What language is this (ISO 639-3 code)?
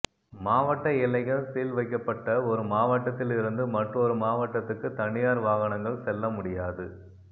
tam